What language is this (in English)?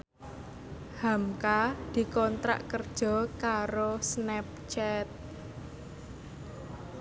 Javanese